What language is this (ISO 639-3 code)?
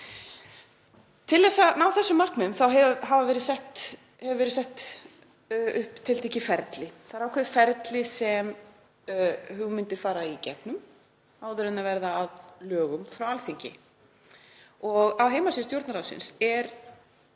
isl